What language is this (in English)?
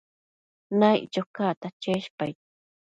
Matsés